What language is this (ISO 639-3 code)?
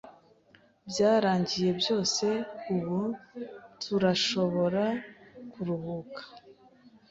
kin